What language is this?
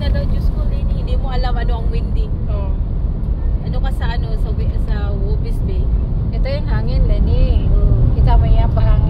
Filipino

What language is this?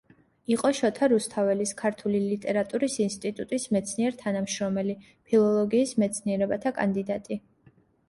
Georgian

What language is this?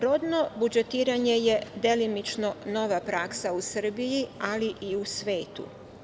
Serbian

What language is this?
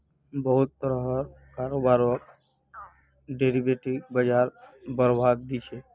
Magahi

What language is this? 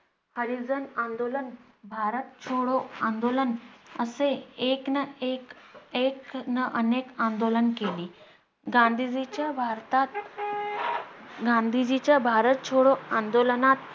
Marathi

